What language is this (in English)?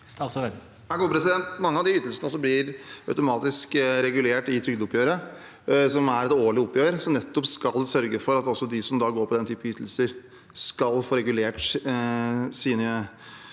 Norwegian